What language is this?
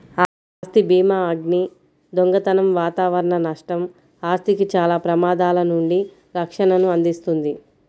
Telugu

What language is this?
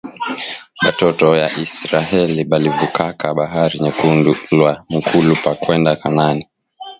Swahili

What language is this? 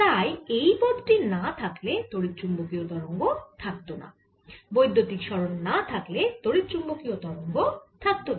Bangla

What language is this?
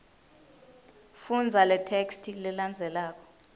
Swati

